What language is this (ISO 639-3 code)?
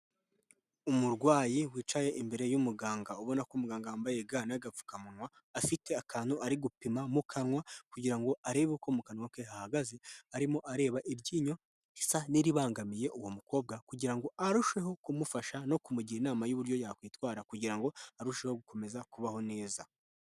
kin